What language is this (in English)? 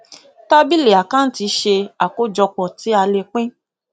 Yoruba